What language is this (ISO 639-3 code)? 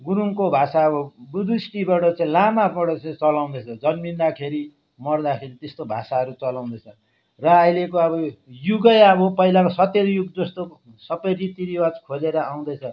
nep